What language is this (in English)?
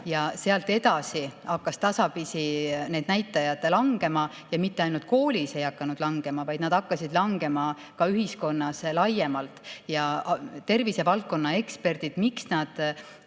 Estonian